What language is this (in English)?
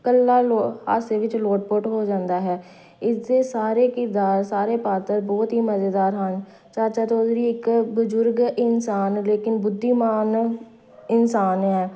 Punjabi